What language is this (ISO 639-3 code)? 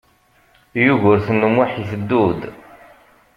kab